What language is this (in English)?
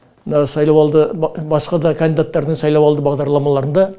Kazakh